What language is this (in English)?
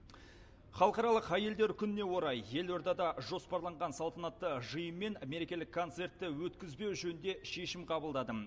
Kazakh